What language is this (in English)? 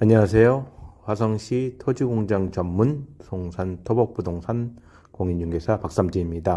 Korean